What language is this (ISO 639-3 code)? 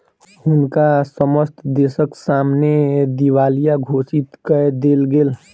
mai